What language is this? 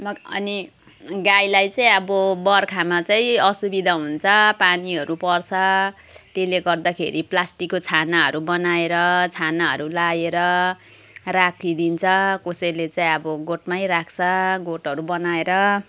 Nepali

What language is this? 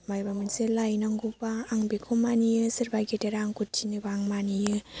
Bodo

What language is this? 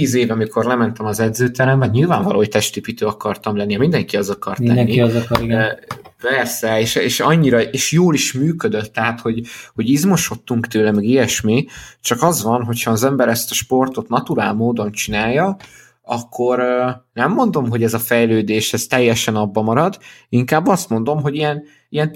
Hungarian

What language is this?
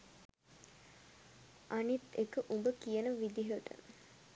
Sinhala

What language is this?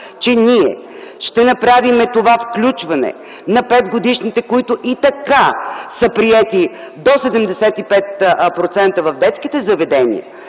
Bulgarian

